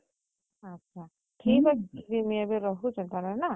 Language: Odia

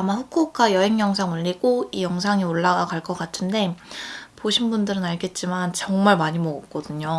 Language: Korean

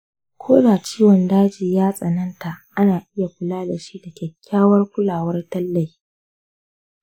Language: Hausa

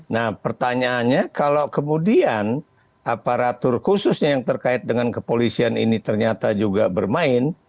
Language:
Indonesian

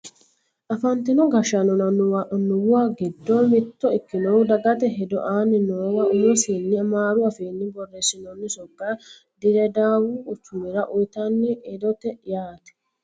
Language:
Sidamo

